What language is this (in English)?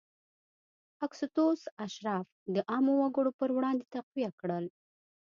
Pashto